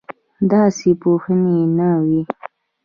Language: Pashto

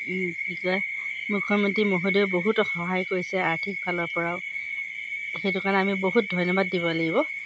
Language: Assamese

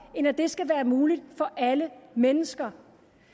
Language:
Danish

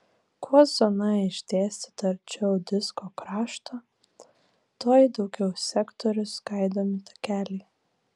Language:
Lithuanian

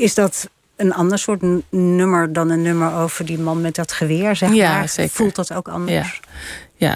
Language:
Dutch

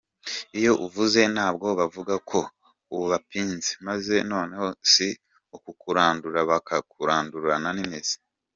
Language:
Kinyarwanda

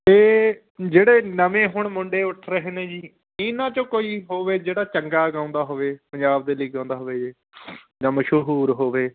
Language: Punjabi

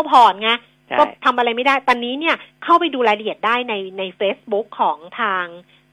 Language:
Thai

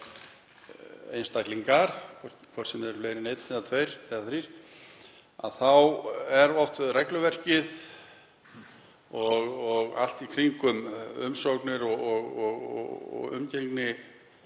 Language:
Icelandic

